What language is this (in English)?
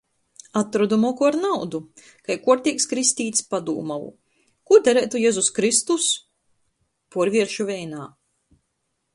Latgalian